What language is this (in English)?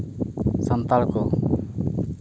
Santali